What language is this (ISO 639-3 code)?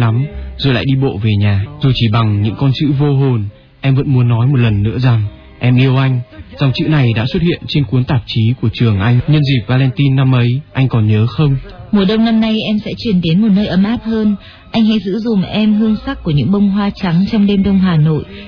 vie